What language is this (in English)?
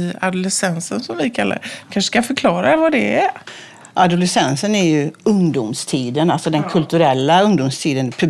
Swedish